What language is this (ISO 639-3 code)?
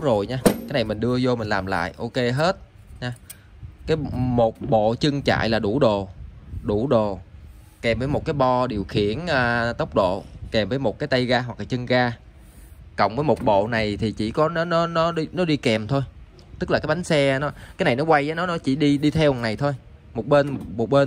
vie